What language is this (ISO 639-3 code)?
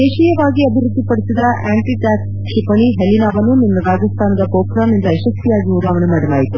kan